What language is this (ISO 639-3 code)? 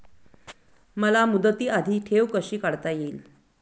mar